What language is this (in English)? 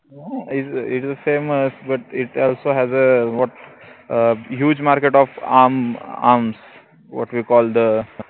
Marathi